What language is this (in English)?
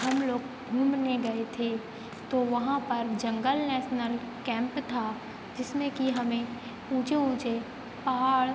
Hindi